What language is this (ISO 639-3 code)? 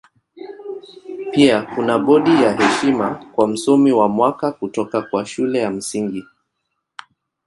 swa